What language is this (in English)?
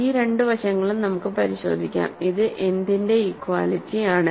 Malayalam